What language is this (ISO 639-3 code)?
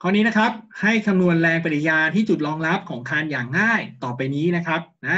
tha